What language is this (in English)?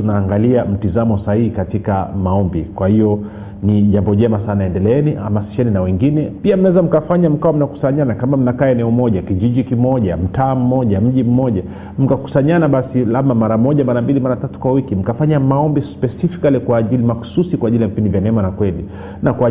Swahili